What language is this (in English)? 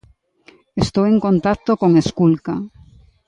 Galician